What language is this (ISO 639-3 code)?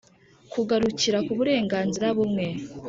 kin